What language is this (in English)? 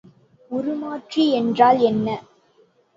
Tamil